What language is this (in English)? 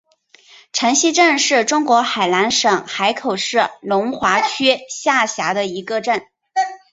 Chinese